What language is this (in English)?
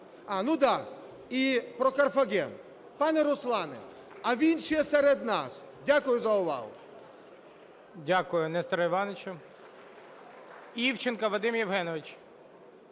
Ukrainian